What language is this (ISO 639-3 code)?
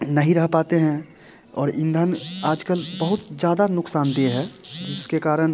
hin